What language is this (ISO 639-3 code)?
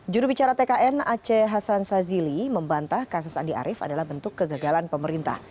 ind